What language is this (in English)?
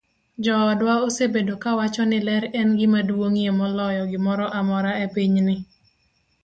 Luo (Kenya and Tanzania)